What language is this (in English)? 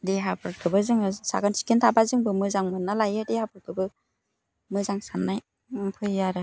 Bodo